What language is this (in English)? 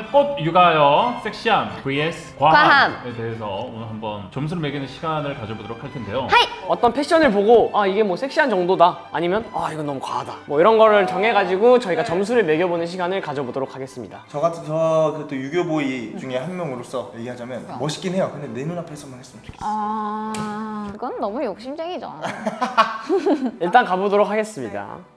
Korean